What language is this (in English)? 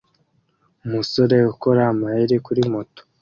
Kinyarwanda